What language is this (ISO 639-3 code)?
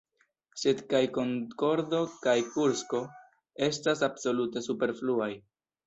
epo